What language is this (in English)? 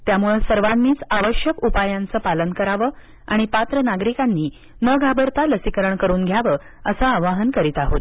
Marathi